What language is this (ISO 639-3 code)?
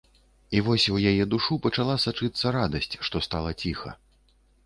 bel